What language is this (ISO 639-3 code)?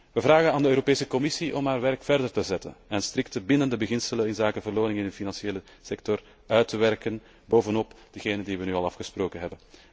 nld